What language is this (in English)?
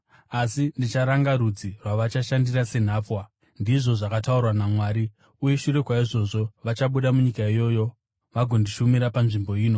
Shona